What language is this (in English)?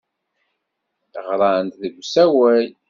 Kabyle